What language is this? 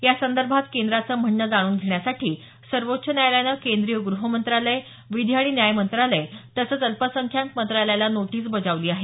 Marathi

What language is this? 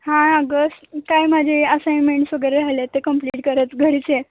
Marathi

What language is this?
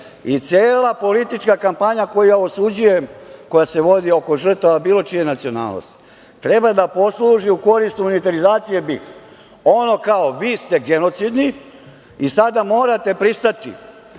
Serbian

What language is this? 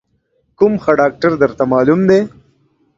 Pashto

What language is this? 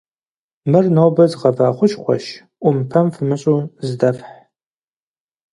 Kabardian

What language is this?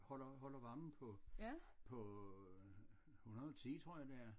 Danish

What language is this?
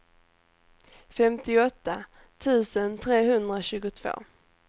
Swedish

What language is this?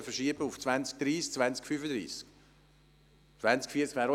Swiss German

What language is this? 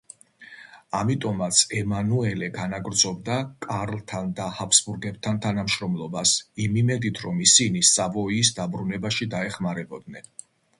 Georgian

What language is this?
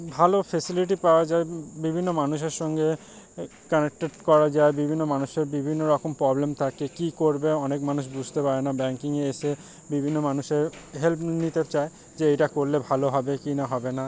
Bangla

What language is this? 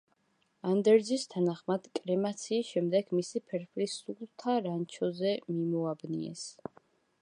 Georgian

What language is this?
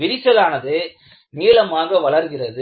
Tamil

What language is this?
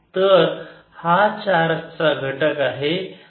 Marathi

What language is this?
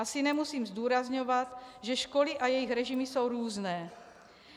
Czech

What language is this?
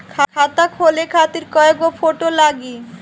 Bhojpuri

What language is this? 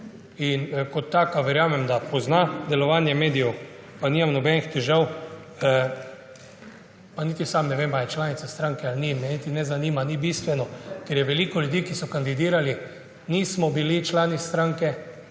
Slovenian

